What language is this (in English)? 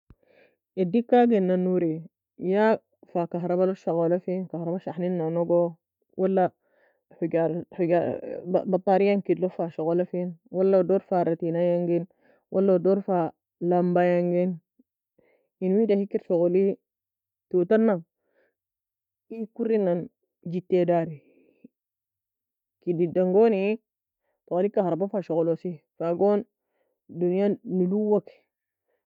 Nobiin